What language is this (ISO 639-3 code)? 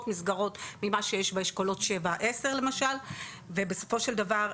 heb